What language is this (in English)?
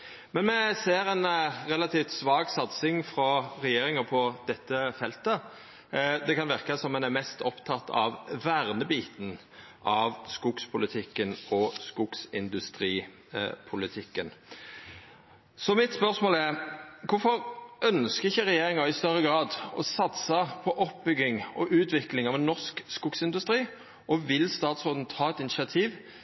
Norwegian Nynorsk